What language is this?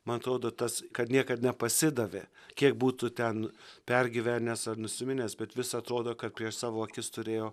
Lithuanian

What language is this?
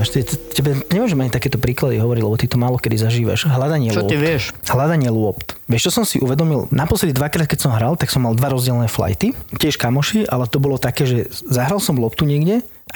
Slovak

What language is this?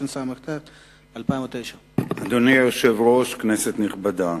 Hebrew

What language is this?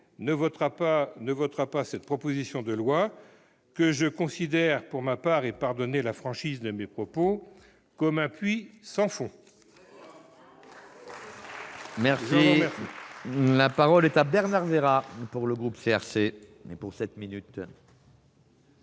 French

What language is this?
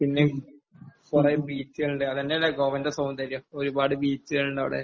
Malayalam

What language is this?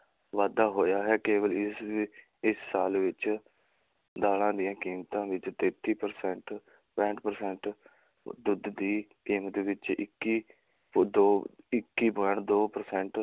Punjabi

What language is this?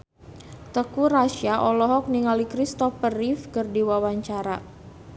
Sundanese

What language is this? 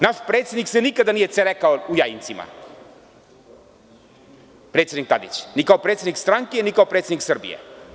Serbian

